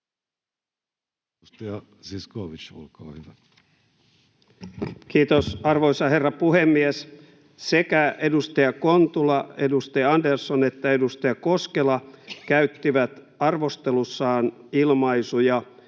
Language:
Finnish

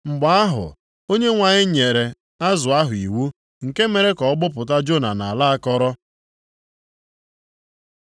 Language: Igbo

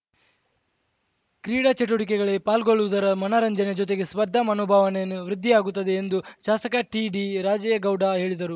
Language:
Kannada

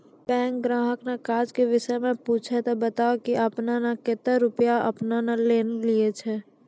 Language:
Maithili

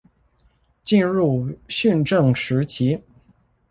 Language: Chinese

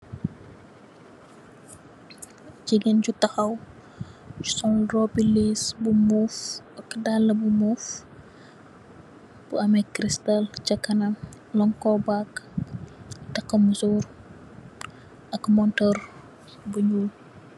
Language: Wolof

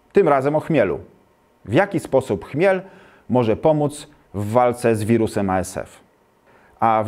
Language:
Polish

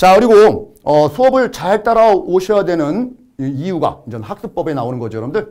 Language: Korean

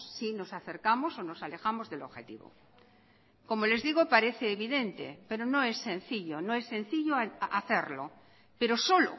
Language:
Spanish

